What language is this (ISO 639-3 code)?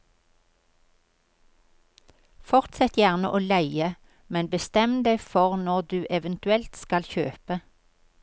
nor